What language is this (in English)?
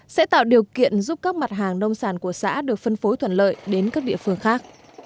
Vietnamese